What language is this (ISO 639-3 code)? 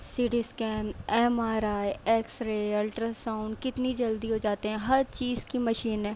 urd